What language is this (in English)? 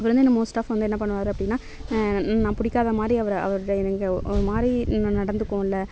Tamil